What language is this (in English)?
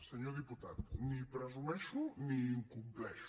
Catalan